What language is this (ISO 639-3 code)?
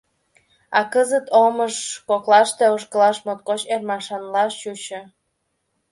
chm